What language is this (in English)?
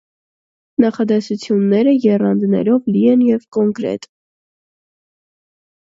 Armenian